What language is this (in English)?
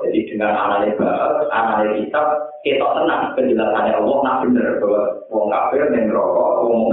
Indonesian